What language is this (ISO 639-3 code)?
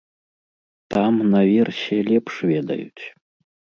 bel